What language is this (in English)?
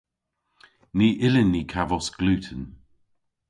Cornish